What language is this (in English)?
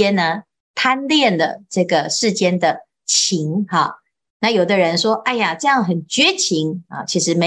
Chinese